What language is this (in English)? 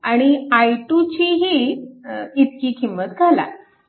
Marathi